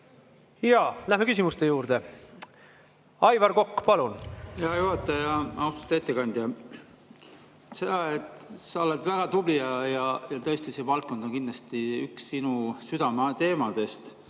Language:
Estonian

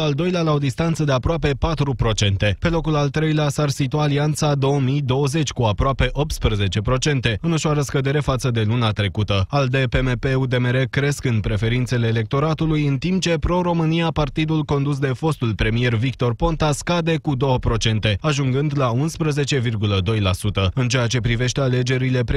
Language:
Romanian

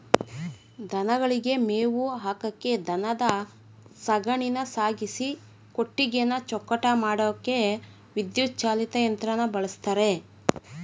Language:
Kannada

